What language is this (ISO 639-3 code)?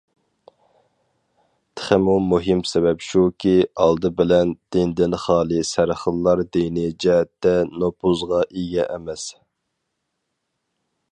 uig